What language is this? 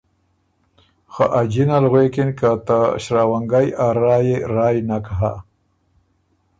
Ormuri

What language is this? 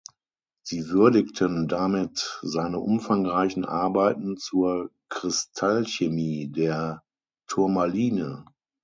German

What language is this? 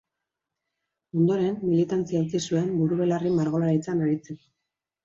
Basque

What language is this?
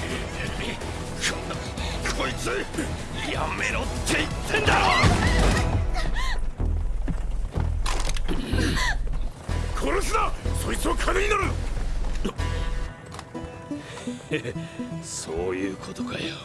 Japanese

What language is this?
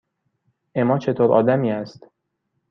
Persian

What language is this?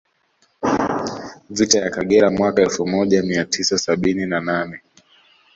Swahili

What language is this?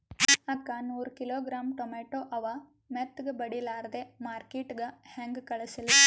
Kannada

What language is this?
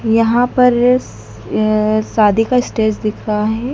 Hindi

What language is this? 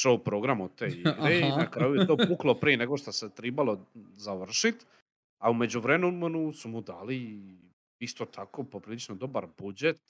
Croatian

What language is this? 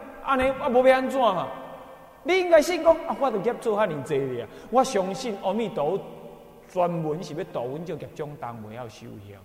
Chinese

